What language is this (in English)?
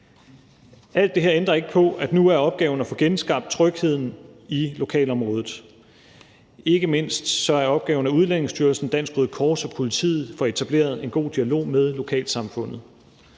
Danish